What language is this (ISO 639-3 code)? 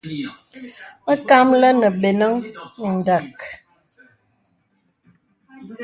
beb